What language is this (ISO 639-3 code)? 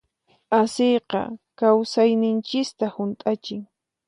qxp